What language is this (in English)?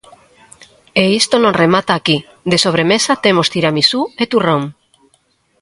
Galician